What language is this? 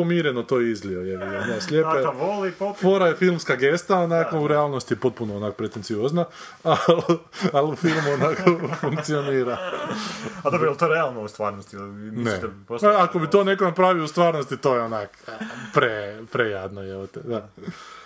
Croatian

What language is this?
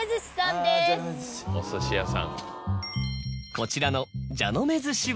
Japanese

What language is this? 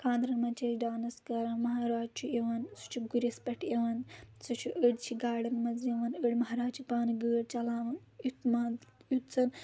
Kashmiri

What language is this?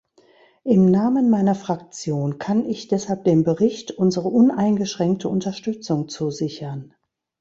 German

